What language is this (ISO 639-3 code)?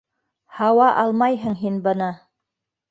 bak